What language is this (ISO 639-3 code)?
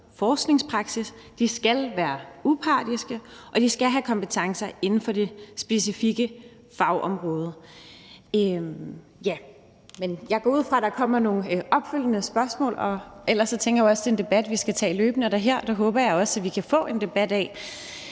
dan